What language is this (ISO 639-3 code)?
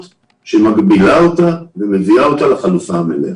heb